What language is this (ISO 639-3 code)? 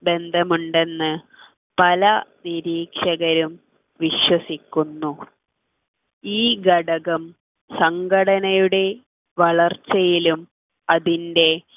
mal